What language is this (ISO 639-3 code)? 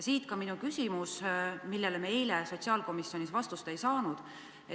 est